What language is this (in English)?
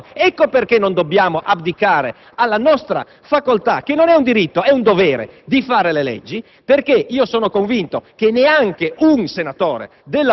Italian